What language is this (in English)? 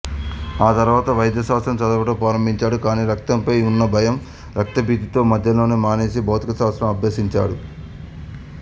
Telugu